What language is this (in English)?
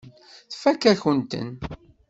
Kabyle